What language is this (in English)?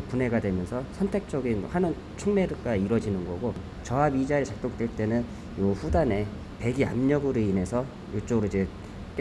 Korean